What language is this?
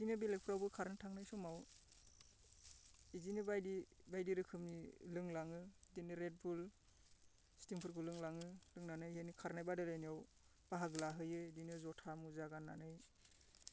Bodo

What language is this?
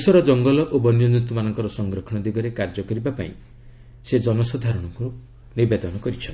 Odia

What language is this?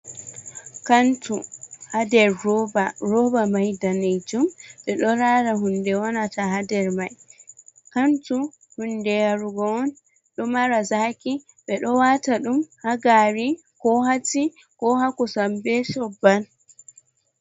Fula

